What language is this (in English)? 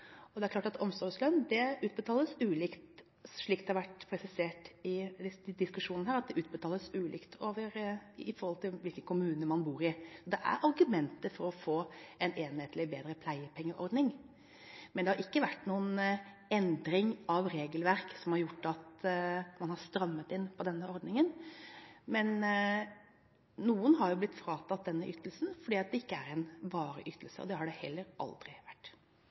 Norwegian Bokmål